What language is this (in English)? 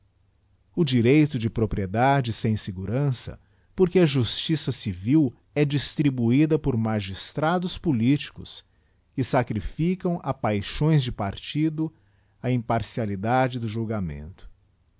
Portuguese